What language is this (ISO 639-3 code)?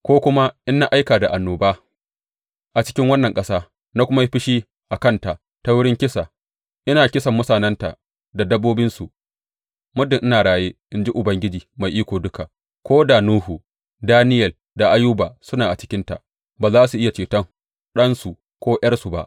hau